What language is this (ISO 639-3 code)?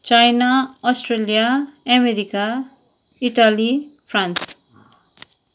nep